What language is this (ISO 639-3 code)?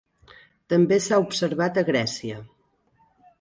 cat